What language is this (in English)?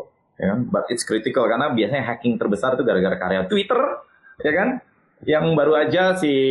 Indonesian